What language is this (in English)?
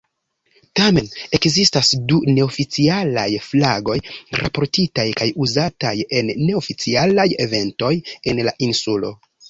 Esperanto